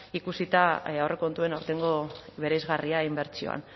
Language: Basque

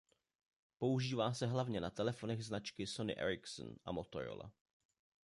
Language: Czech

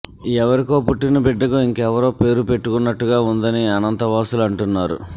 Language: Telugu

